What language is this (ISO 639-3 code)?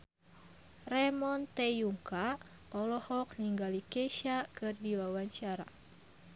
sun